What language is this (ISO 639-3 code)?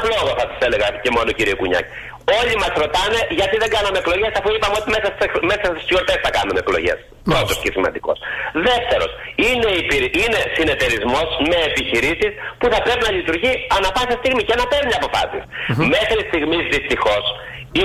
ell